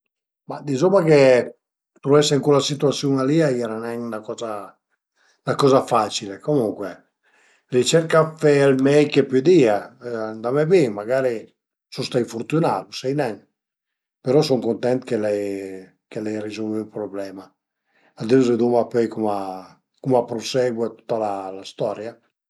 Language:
Piedmontese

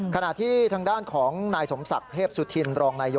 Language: Thai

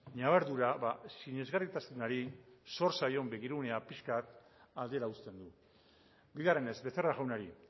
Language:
Basque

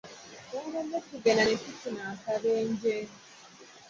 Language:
Ganda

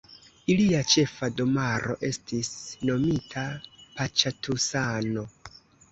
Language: Esperanto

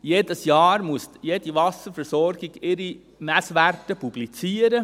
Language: Swiss German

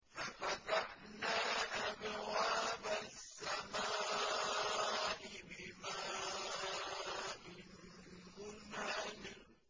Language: Arabic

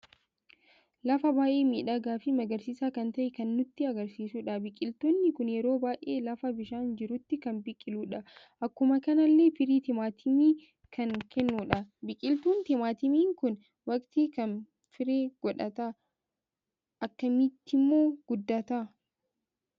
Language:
Oromo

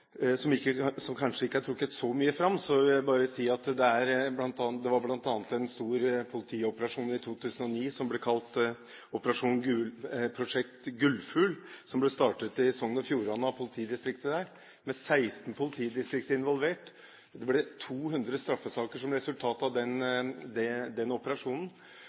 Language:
Norwegian Bokmål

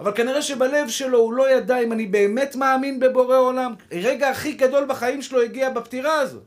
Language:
Hebrew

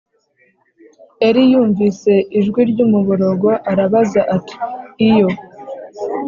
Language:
Kinyarwanda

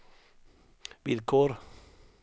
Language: Swedish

